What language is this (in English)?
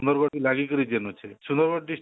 Odia